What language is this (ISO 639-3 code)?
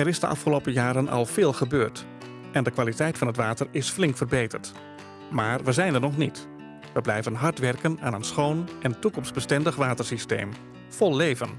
nld